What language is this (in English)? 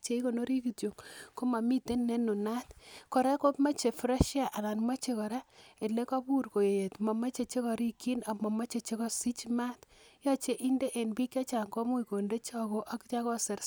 Kalenjin